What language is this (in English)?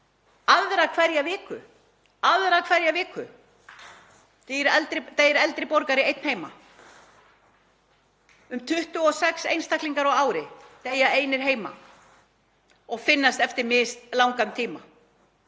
Icelandic